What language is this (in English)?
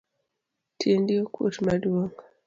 Luo (Kenya and Tanzania)